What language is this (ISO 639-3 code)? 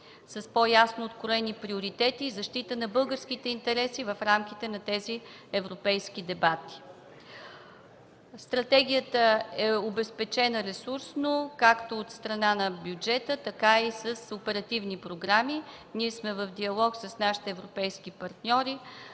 bul